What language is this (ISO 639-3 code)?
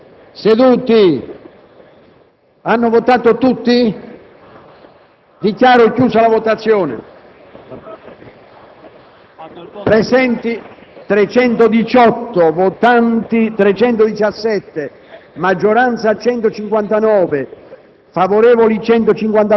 ita